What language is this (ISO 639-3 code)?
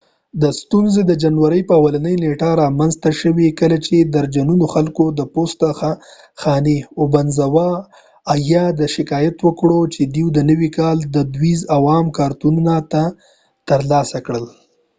pus